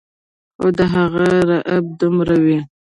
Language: Pashto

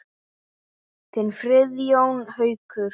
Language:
Icelandic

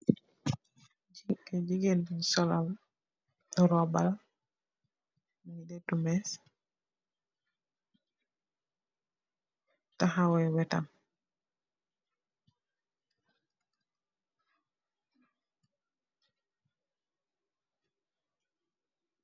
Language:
Wolof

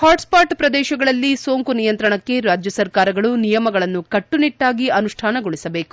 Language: Kannada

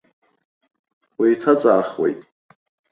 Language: Abkhazian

